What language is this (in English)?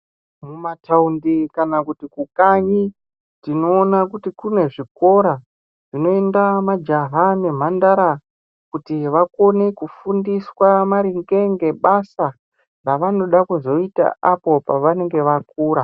Ndau